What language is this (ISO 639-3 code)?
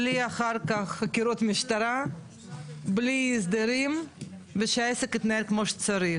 heb